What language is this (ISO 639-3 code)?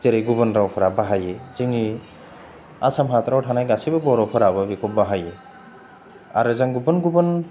brx